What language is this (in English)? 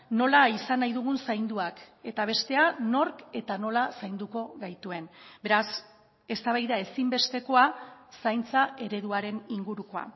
Basque